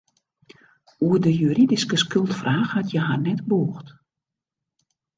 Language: Western Frisian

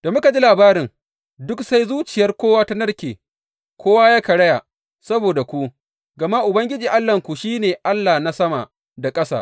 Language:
Hausa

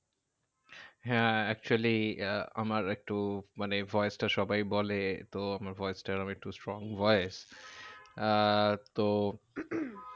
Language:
Bangla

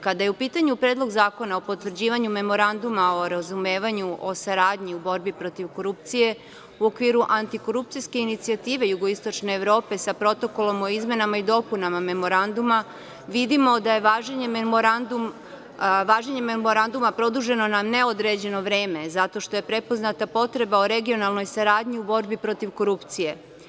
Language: Serbian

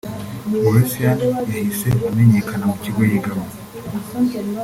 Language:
Kinyarwanda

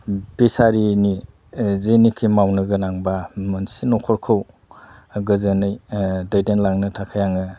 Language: Bodo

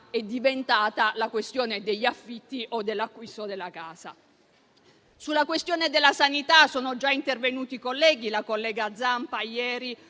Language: Italian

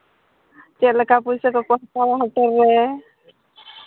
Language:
Santali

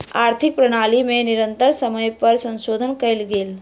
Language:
Maithili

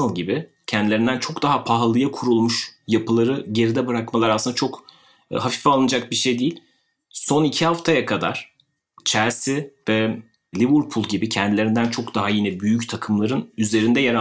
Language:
Turkish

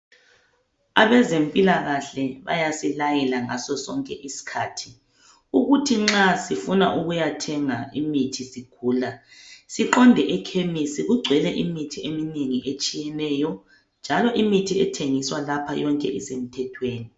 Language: North Ndebele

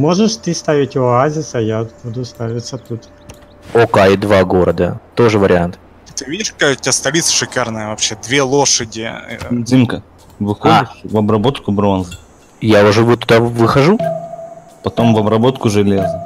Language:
Russian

